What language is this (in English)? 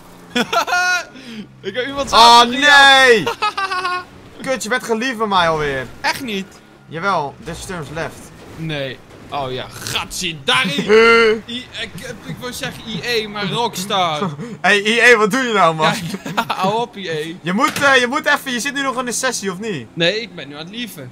Dutch